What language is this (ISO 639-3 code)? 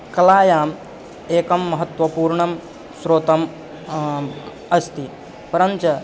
san